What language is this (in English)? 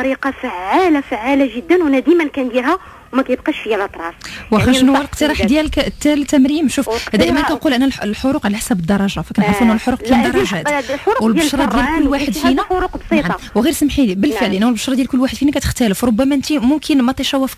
Arabic